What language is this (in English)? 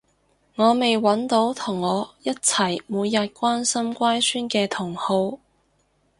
Cantonese